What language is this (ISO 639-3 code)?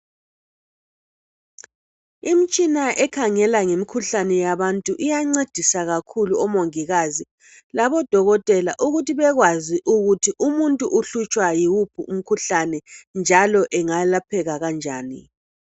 nde